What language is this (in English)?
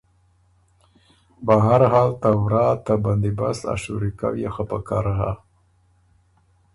Ormuri